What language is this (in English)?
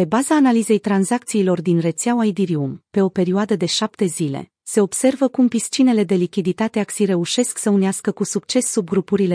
Romanian